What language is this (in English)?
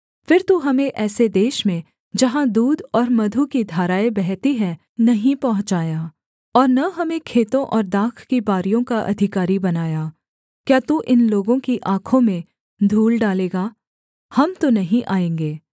Hindi